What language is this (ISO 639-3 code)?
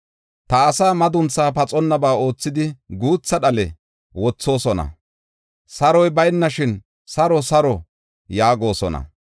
gof